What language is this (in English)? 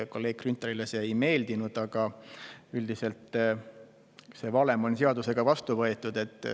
Estonian